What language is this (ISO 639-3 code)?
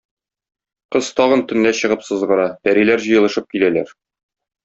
tat